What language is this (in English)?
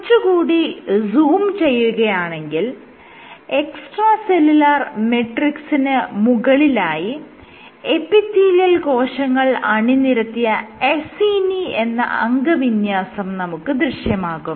Malayalam